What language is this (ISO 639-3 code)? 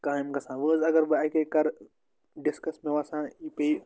kas